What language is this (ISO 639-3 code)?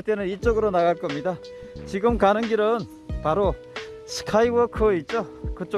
kor